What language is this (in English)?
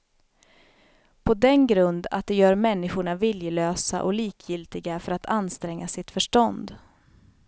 Swedish